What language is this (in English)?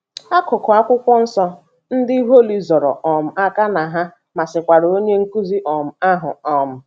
Igbo